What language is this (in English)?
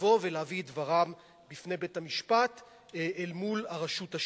Hebrew